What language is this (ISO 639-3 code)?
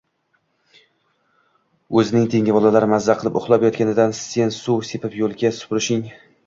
uzb